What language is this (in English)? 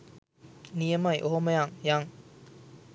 Sinhala